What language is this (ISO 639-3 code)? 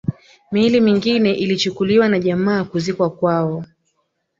swa